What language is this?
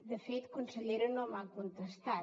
Catalan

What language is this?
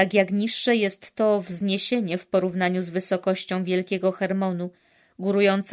Polish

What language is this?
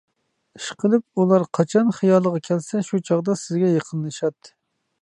Uyghur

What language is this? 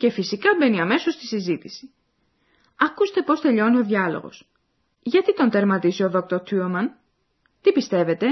Greek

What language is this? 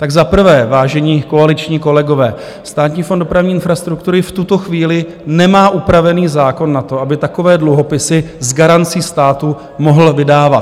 Czech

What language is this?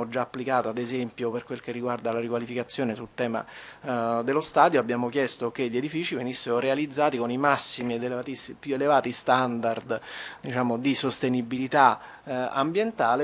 Italian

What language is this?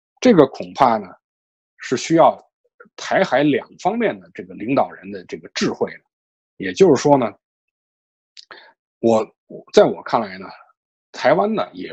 Chinese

